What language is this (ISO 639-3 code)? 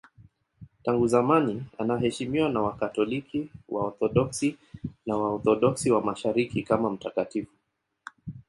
swa